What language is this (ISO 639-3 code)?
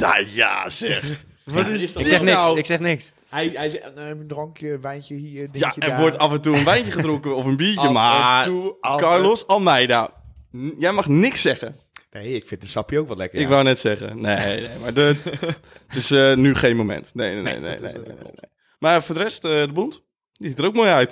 nld